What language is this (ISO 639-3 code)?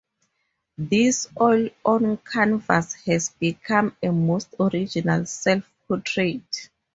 eng